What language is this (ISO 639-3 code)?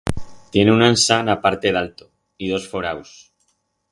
arg